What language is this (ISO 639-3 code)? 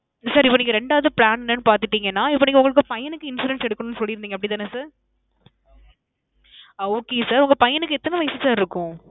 tam